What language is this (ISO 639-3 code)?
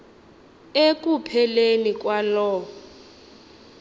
xho